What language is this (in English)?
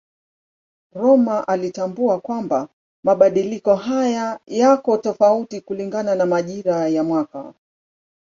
Swahili